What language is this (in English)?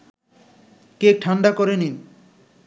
Bangla